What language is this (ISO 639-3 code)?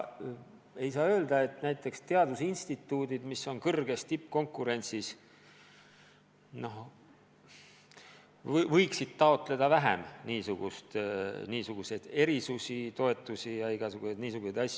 est